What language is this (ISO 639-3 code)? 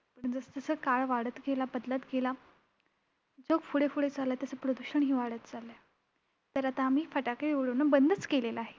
mar